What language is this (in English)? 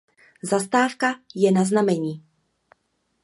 Czech